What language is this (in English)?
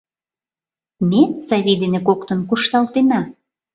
Mari